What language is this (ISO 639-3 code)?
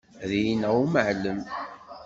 kab